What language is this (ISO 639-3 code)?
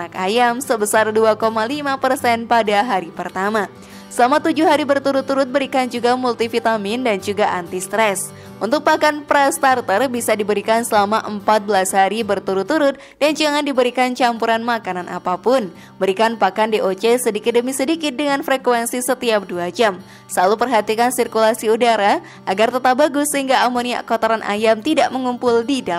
ind